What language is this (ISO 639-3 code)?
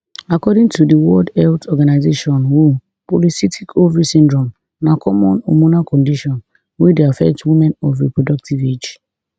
pcm